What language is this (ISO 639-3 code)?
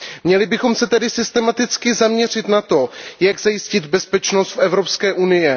ces